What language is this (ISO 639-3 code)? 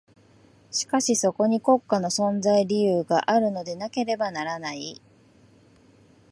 jpn